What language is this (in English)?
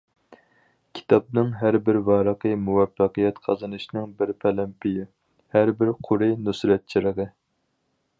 Uyghur